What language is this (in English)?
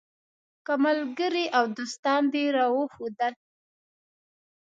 Pashto